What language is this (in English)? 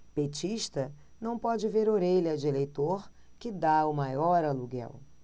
Portuguese